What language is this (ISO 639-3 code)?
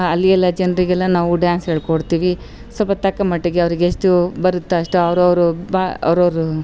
kan